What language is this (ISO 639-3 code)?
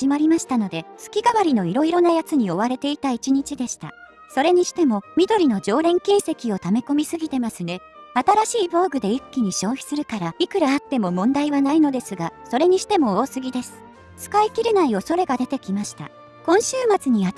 jpn